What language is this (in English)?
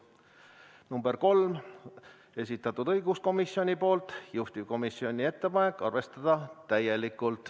Estonian